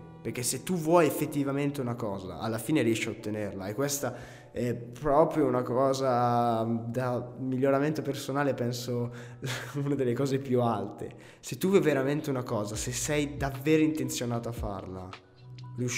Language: Italian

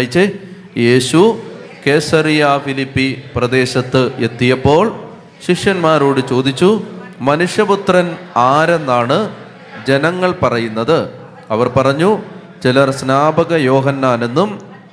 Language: Malayalam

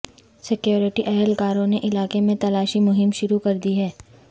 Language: Urdu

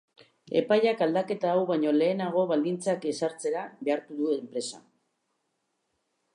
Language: Basque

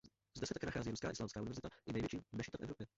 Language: Czech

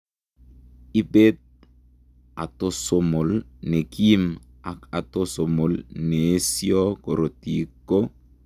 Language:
Kalenjin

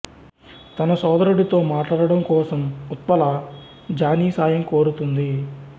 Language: Telugu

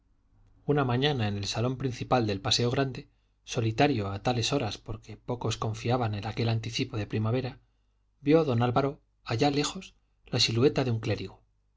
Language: Spanish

